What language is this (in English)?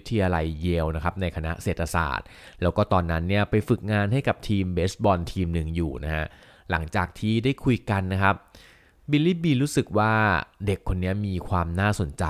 Thai